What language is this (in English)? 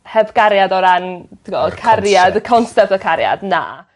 Welsh